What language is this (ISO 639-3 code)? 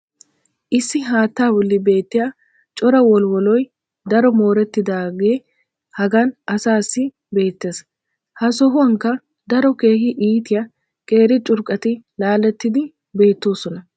wal